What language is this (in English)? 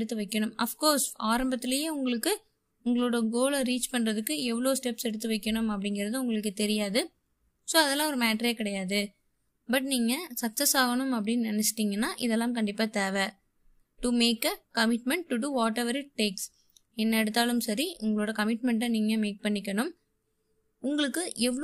Tamil